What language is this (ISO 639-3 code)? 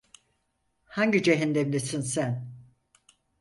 tur